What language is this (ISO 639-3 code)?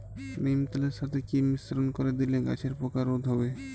ben